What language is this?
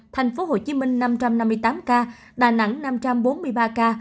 Vietnamese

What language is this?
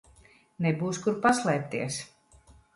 Latvian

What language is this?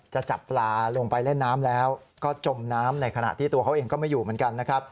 Thai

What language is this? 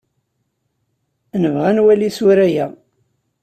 Kabyle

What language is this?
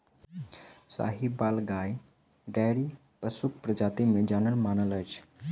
Maithili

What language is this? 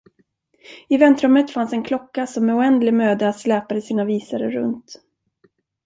Swedish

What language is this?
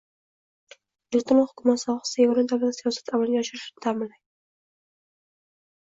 Uzbek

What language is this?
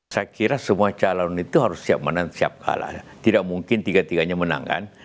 Indonesian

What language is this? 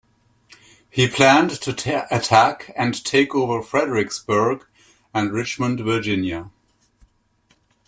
English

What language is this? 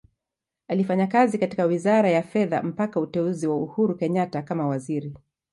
Swahili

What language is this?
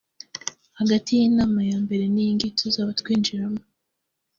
Kinyarwanda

